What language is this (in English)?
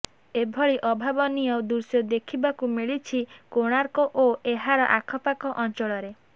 Odia